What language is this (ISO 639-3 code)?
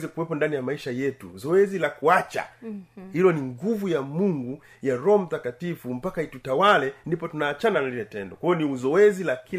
swa